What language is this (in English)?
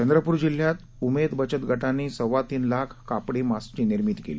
Marathi